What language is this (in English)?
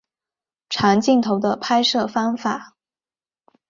Chinese